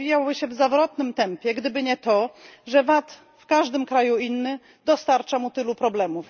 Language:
Polish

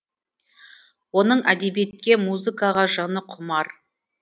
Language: Kazakh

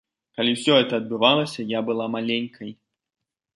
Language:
Belarusian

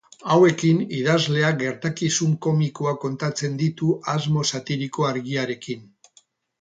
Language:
Basque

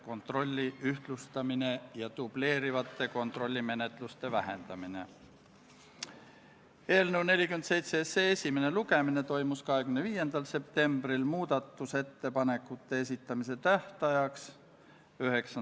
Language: Estonian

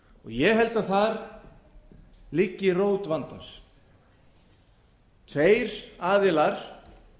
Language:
Icelandic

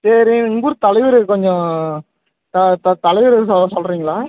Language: Tamil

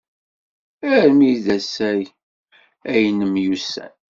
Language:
Kabyle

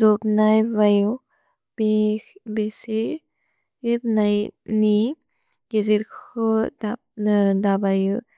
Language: Bodo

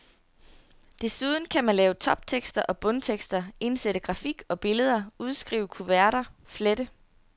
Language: Danish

